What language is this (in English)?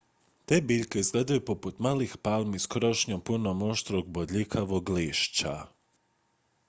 Croatian